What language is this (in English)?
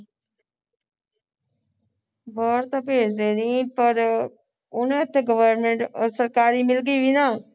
Punjabi